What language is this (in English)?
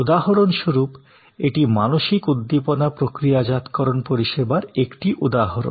Bangla